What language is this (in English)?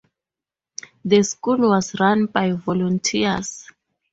English